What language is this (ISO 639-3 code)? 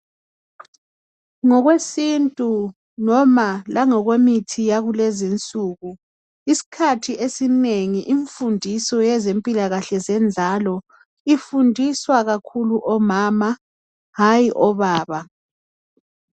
nde